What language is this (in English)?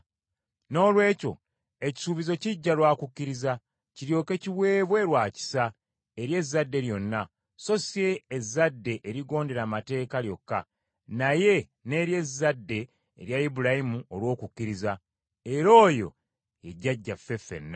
Ganda